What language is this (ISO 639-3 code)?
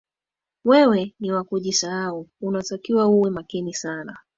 swa